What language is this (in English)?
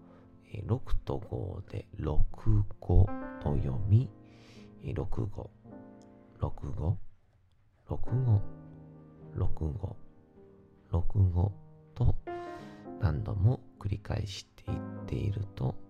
Japanese